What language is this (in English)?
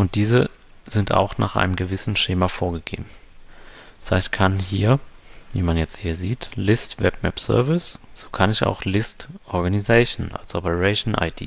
German